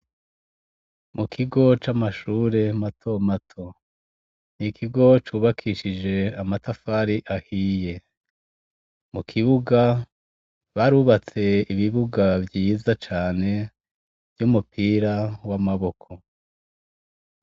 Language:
Rundi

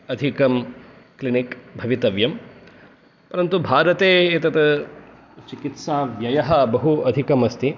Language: Sanskrit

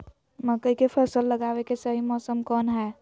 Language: Magahi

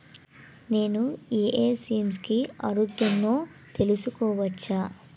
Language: Telugu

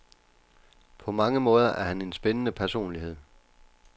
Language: Danish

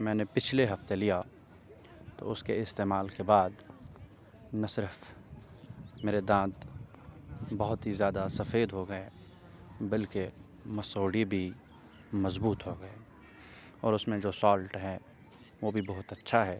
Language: Urdu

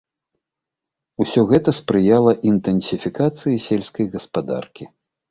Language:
Belarusian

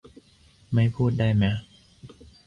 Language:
Thai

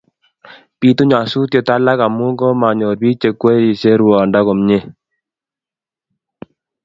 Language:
Kalenjin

